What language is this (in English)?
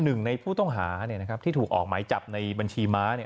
Thai